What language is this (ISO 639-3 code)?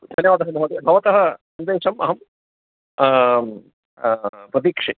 san